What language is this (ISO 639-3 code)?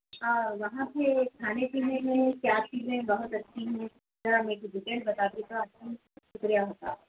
urd